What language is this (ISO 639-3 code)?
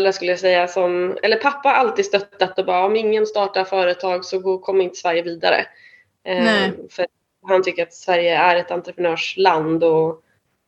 swe